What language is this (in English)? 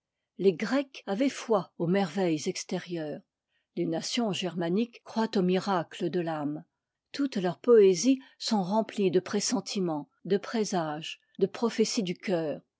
French